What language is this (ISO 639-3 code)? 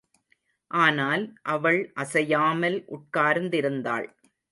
tam